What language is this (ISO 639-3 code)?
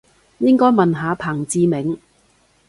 yue